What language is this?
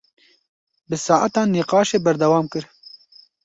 Kurdish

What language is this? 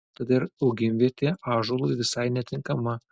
Lithuanian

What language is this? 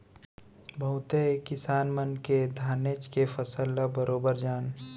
Chhattisgarhi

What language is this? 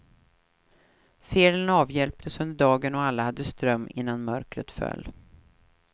Swedish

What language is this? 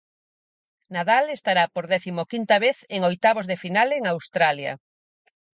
Galician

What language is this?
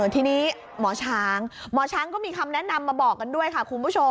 Thai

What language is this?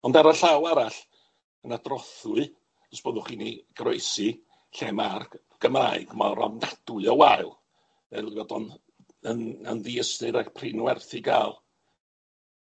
Welsh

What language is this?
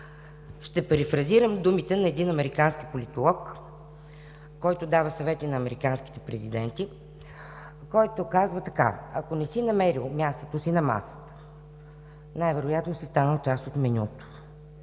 Bulgarian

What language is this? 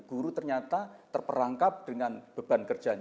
Indonesian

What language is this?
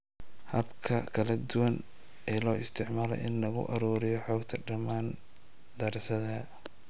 Somali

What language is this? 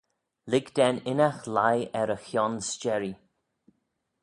Manx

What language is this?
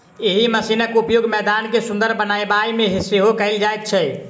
Maithili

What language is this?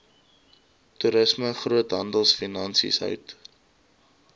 Afrikaans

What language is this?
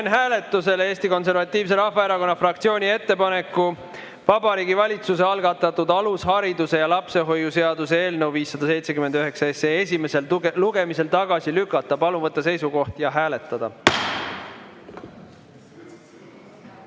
Estonian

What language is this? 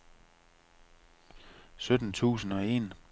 Danish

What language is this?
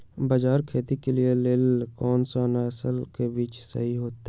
Magahi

